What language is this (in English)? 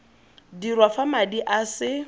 Tswana